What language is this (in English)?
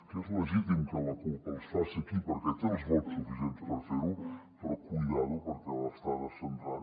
Catalan